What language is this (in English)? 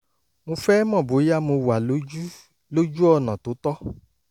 Yoruba